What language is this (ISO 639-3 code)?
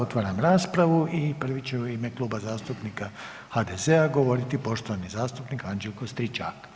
hrv